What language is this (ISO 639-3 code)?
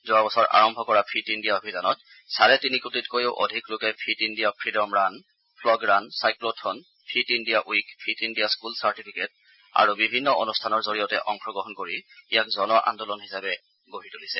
asm